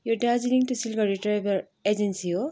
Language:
Nepali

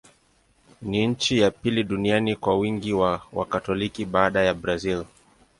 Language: Swahili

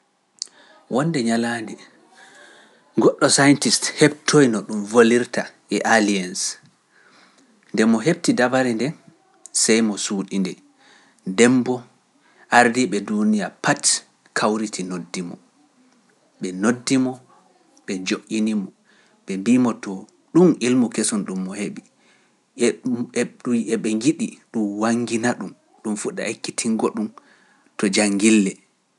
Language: Pular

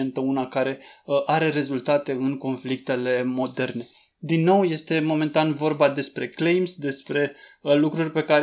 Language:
Romanian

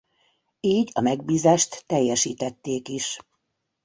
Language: Hungarian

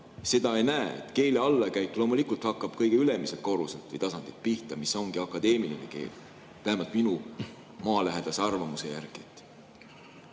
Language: Estonian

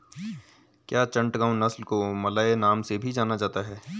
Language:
Hindi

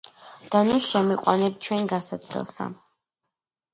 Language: Georgian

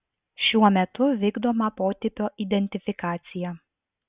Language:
Lithuanian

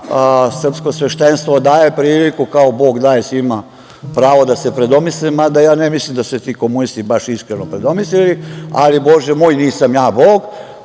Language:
Serbian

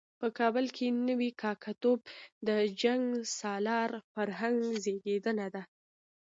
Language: Pashto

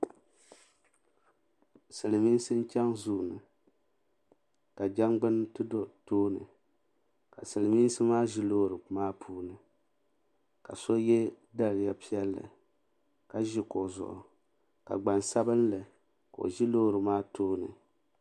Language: Dagbani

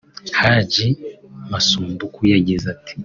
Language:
Kinyarwanda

